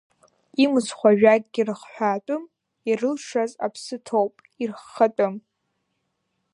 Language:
Abkhazian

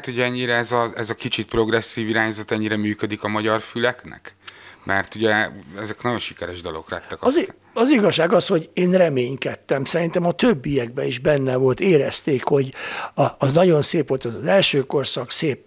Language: Hungarian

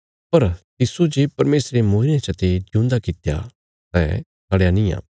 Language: Bilaspuri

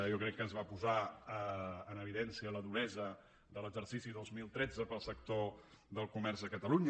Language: Catalan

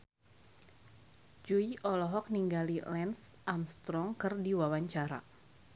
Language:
Sundanese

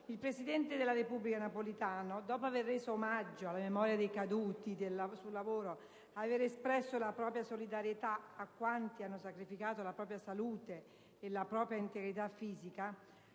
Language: Italian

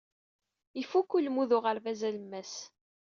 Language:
Kabyle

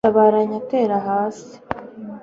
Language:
Kinyarwanda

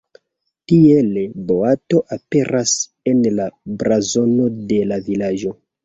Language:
Esperanto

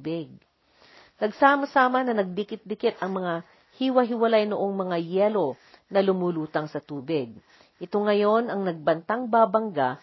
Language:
Filipino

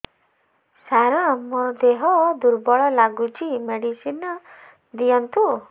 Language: Odia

